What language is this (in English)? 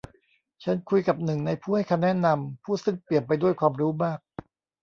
Thai